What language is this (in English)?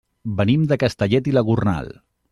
Catalan